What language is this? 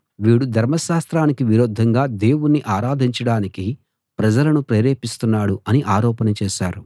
Telugu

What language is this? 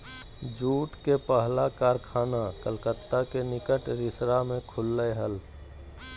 Magahi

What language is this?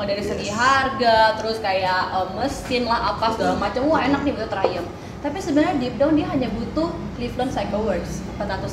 Indonesian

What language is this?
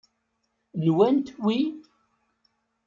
Kabyle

